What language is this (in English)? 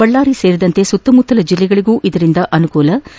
Kannada